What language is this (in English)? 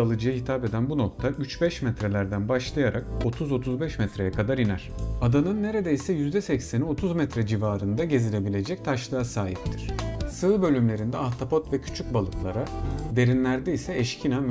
Turkish